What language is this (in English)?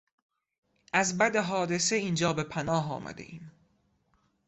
Persian